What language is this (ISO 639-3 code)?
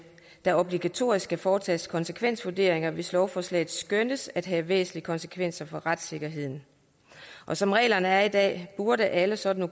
dan